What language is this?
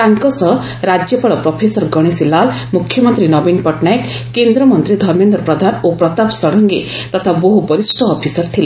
Odia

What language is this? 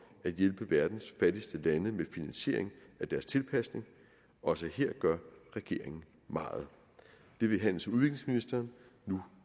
Danish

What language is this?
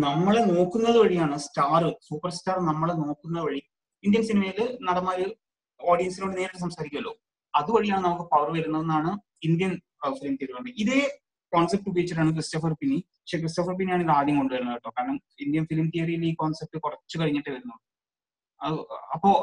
Malayalam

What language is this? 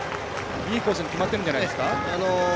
Japanese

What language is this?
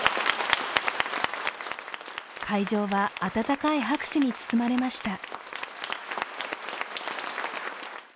Japanese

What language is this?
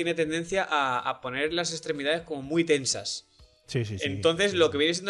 Spanish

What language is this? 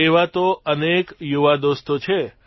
Gujarati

